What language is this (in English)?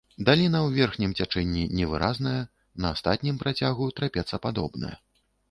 Belarusian